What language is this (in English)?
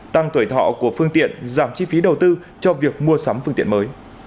Vietnamese